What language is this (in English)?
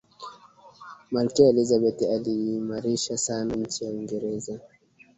Swahili